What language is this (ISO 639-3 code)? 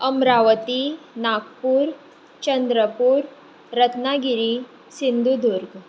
kok